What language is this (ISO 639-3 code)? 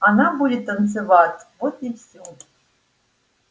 rus